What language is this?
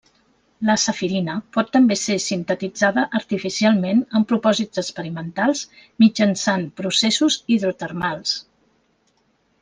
Catalan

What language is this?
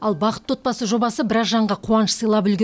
Kazakh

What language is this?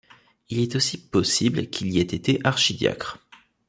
French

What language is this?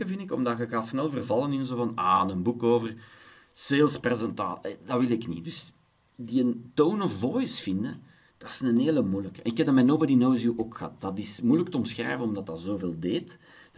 Dutch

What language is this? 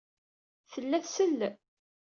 Kabyle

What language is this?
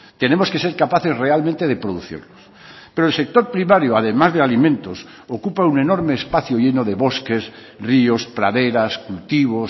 Spanish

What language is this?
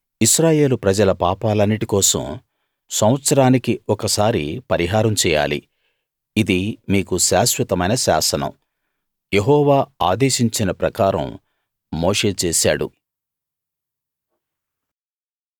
Telugu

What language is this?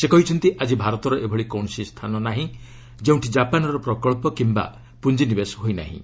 Odia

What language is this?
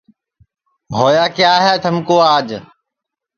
Sansi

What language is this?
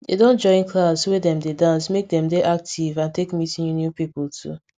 Nigerian Pidgin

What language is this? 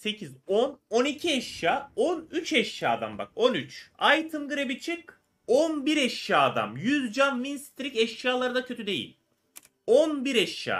Turkish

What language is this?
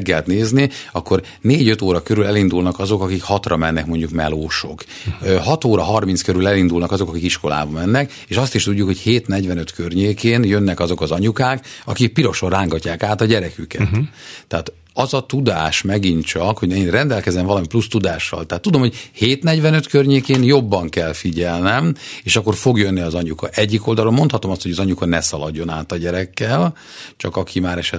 Hungarian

